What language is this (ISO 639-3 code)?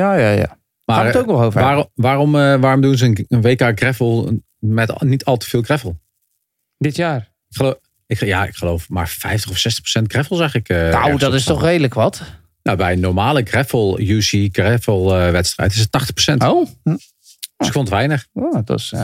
nld